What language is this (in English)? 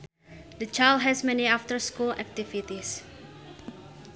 Sundanese